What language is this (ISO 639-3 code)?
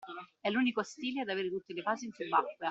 ita